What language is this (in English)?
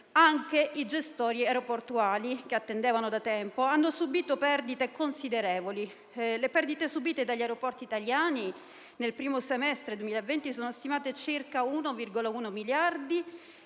Italian